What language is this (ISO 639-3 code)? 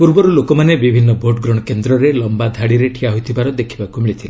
ori